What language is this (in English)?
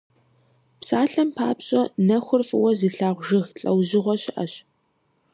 Kabardian